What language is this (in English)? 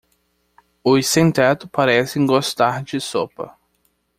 Portuguese